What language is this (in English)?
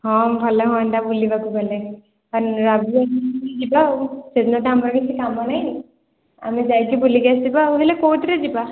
Odia